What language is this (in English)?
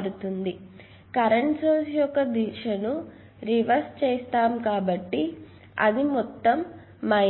Telugu